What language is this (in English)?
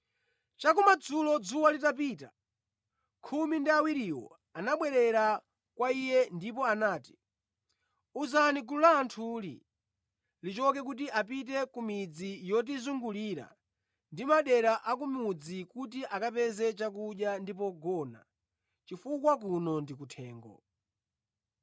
Nyanja